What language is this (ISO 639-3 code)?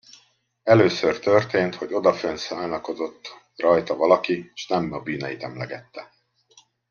hun